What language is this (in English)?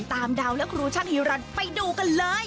Thai